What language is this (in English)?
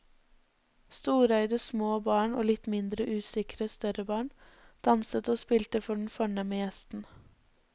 Norwegian